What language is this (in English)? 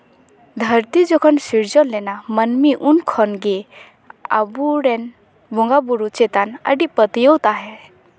Santali